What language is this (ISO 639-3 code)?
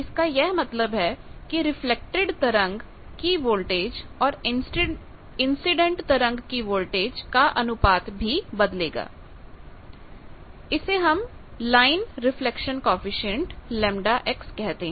hin